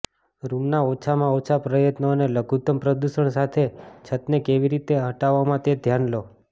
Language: Gujarati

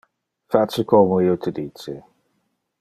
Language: Interlingua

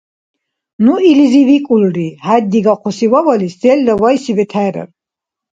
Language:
Dargwa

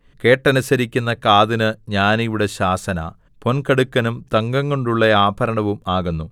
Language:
Malayalam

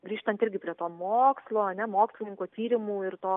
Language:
Lithuanian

